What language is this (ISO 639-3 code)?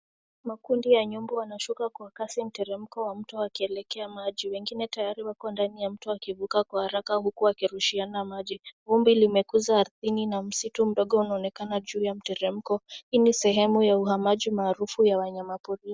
swa